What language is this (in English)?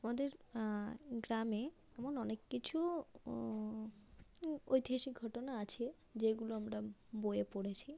Bangla